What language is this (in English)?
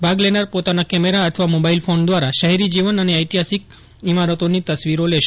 Gujarati